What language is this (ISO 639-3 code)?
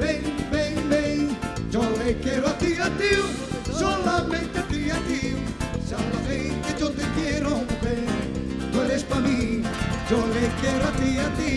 spa